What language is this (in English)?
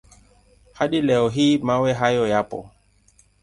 Swahili